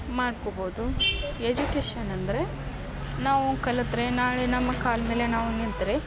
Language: Kannada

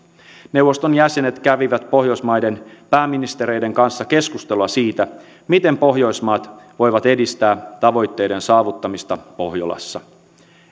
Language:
Finnish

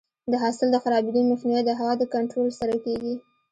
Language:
Pashto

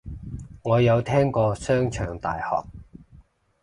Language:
Cantonese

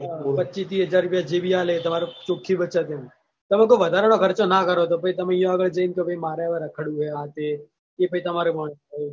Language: Gujarati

